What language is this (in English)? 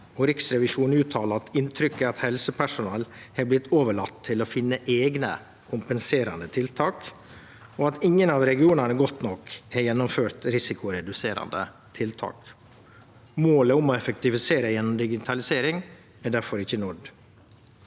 Norwegian